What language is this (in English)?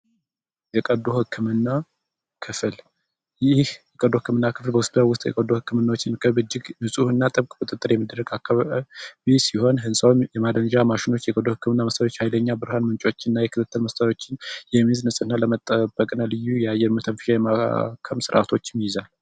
Amharic